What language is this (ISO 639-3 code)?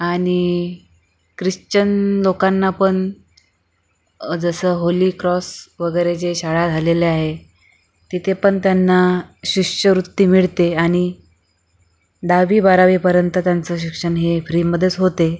mar